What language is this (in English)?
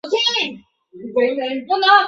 Chinese